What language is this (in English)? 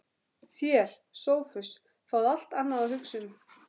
Icelandic